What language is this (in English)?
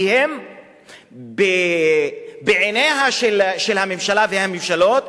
Hebrew